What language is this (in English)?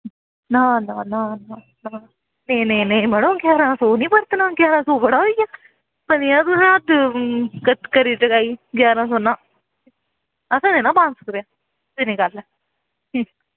Dogri